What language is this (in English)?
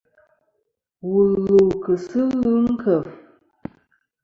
Kom